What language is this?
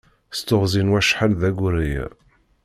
Kabyle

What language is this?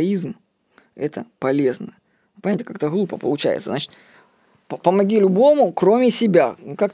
Russian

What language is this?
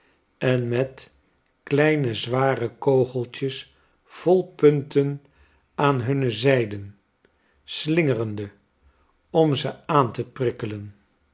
Dutch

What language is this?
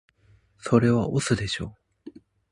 Japanese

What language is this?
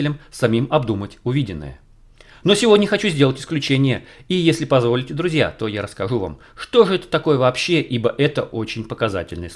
Russian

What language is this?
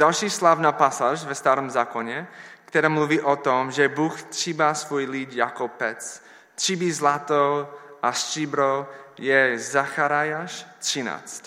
Czech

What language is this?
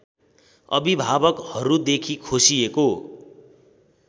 Nepali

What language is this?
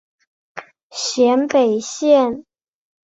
Chinese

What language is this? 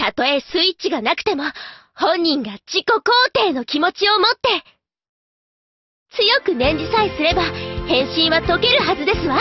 Japanese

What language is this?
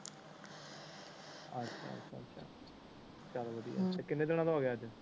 Punjabi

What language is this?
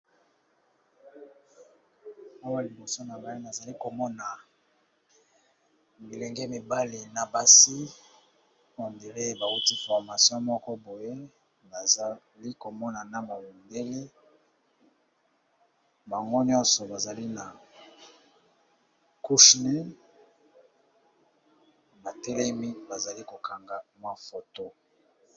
Lingala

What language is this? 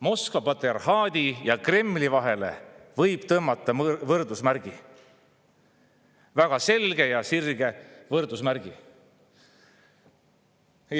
Estonian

